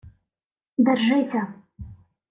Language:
Ukrainian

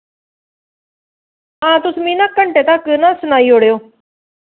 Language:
Dogri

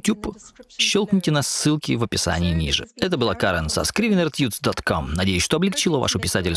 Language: Russian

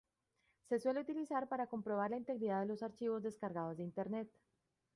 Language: Spanish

